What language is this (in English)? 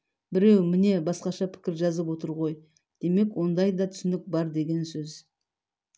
Kazakh